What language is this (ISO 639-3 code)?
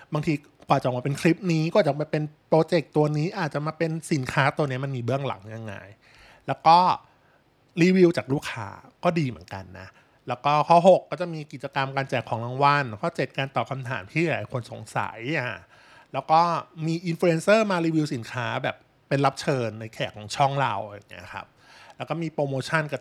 tha